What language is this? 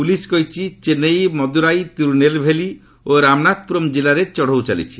Odia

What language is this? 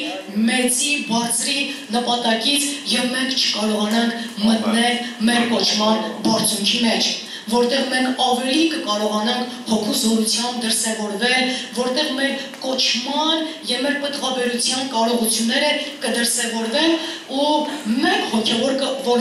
Turkish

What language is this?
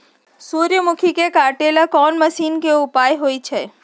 Magahi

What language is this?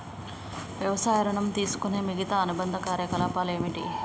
Telugu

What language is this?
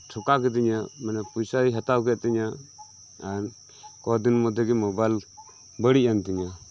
Santali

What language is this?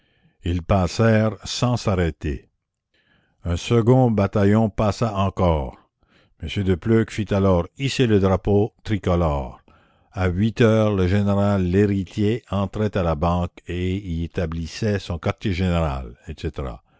French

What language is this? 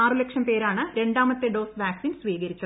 Malayalam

